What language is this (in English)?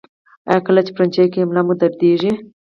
Pashto